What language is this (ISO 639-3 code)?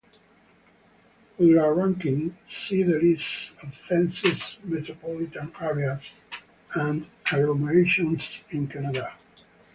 eng